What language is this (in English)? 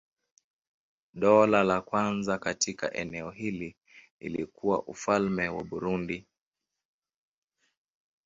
Swahili